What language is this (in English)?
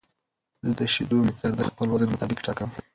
Pashto